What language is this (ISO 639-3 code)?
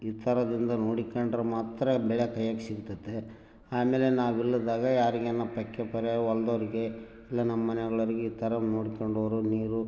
kan